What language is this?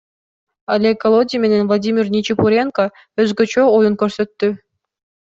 Kyrgyz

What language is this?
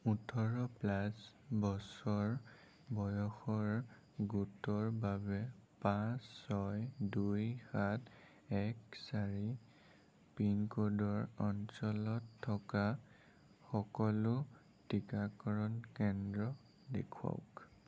Assamese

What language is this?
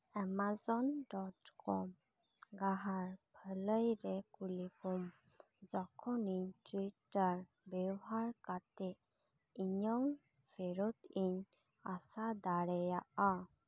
Santali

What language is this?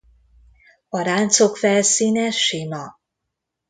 Hungarian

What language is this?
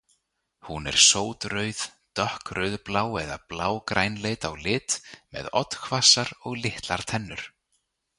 Icelandic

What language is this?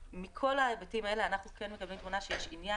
Hebrew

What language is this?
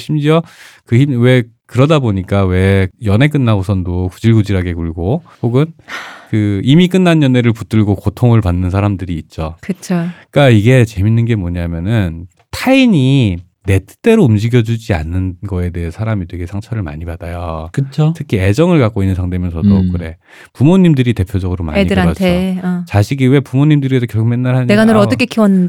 Korean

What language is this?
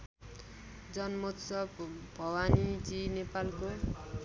Nepali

